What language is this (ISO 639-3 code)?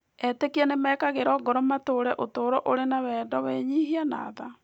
kik